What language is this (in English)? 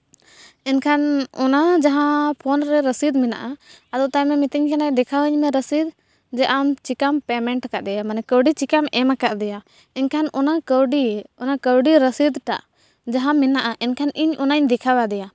Santali